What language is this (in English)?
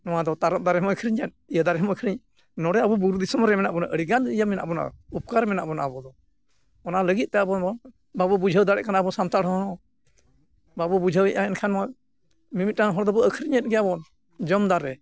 Santali